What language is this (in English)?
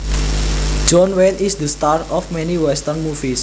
Javanese